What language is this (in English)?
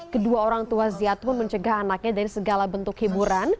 Indonesian